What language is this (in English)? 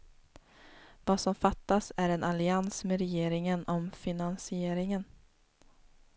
Swedish